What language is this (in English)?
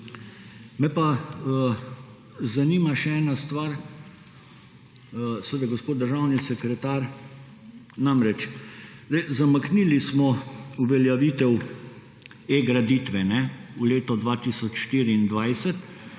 Slovenian